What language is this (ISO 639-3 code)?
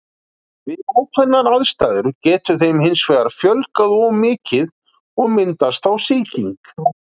isl